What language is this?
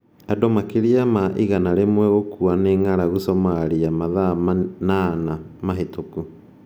Kikuyu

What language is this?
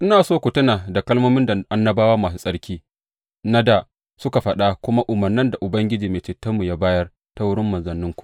Hausa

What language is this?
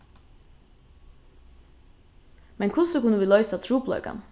Faroese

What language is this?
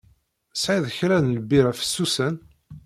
Kabyle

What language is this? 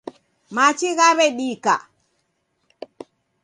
Taita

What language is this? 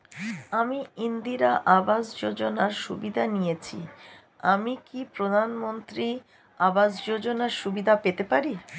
Bangla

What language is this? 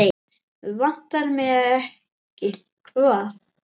Icelandic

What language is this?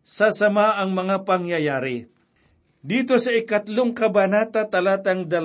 Filipino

